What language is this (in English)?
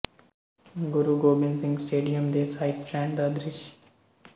Punjabi